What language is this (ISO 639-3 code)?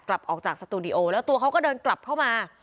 tha